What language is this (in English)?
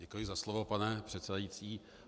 Czech